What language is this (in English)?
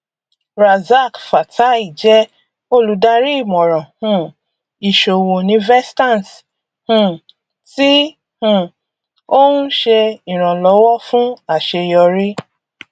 Yoruba